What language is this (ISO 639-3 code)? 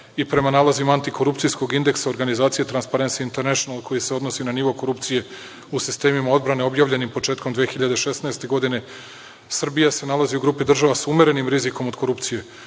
srp